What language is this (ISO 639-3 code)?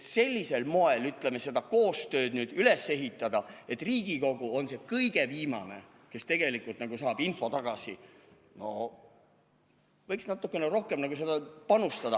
est